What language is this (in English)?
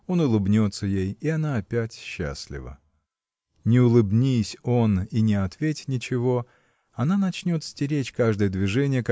Russian